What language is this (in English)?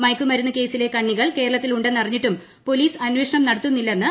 Malayalam